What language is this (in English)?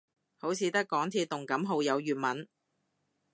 Cantonese